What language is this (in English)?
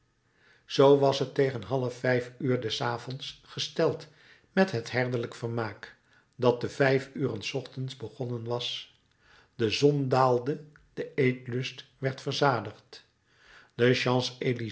Dutch